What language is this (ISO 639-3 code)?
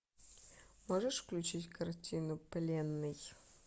rus